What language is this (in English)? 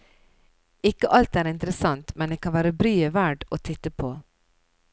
Norwegian